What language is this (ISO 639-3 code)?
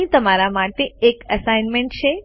guj